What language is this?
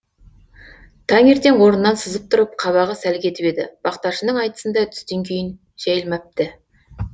Kazakh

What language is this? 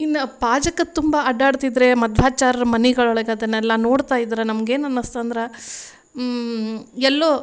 Kannada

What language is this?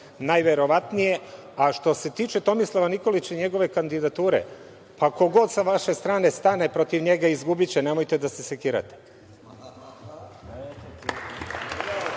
Serbian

